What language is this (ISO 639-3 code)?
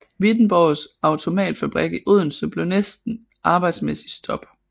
dan